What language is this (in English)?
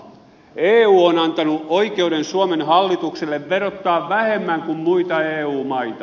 Finnish